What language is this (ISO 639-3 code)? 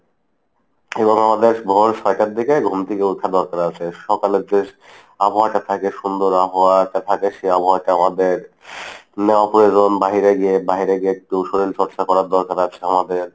ben